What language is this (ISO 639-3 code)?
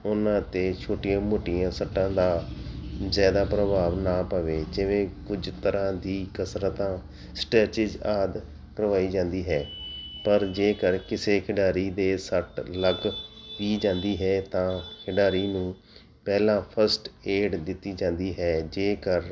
pan